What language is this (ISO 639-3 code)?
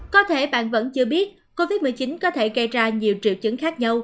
vie